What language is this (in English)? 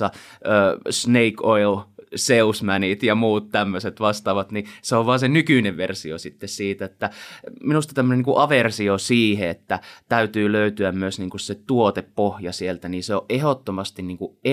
Finnish